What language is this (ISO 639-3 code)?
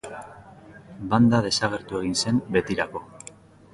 eus